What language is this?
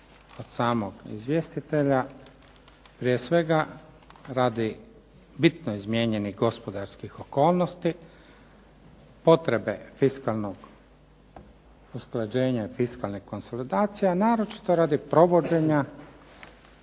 Croatian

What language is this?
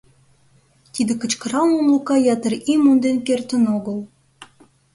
Mari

